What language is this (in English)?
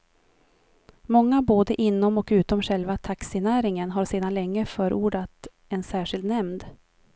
Swedish